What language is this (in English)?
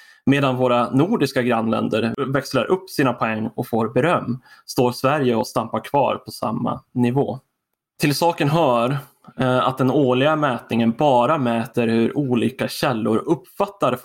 Swedish